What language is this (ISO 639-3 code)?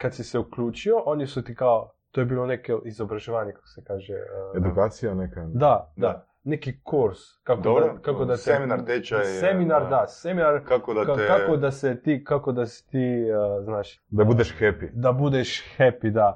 hrv